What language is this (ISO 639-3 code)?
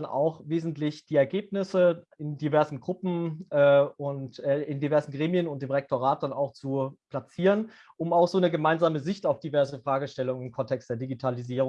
deu